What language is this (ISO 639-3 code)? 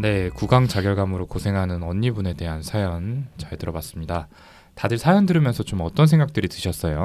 kor